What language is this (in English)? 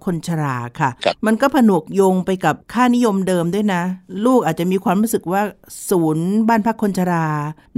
Thai